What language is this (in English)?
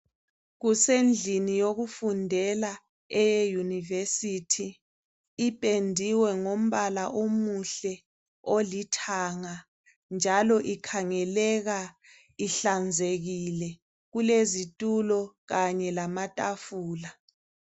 North Ndebele